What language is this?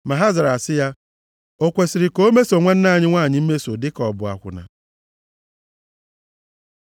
Igbo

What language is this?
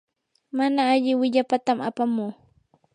Yanahuanca Pasco Quechua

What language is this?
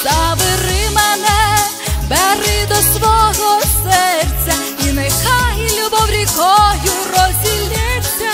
Ukrainian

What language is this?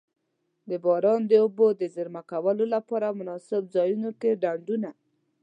Pashto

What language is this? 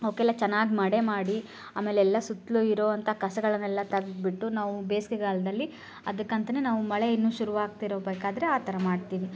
Kannada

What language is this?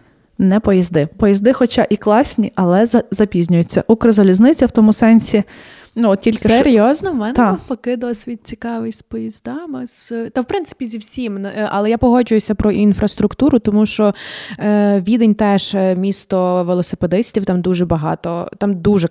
Ukrainian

